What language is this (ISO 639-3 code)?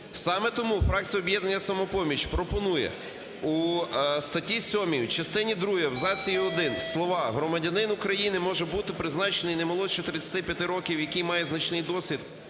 ukr